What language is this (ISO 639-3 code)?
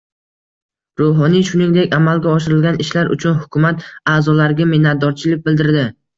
uzb